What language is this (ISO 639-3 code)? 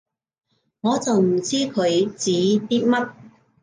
yue